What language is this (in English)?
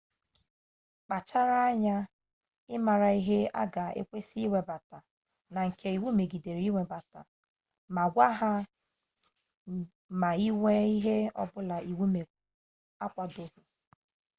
Igbo